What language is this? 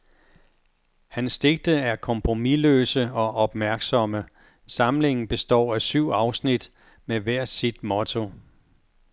Danish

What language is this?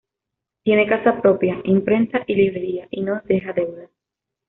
Spanish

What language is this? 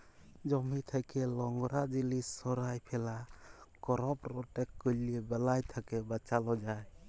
Bangla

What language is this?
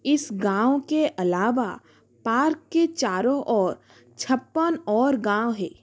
Hindi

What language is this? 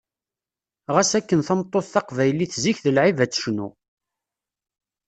Kabyle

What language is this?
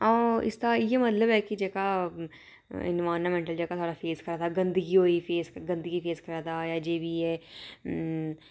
Dogri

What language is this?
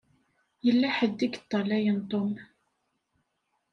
Kabyle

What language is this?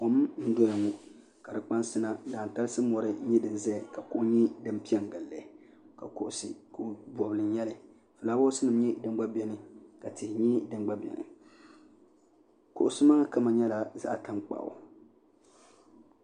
Dagbani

